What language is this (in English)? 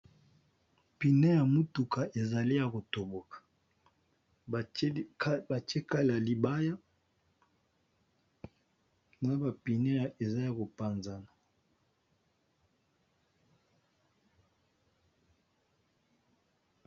Lingala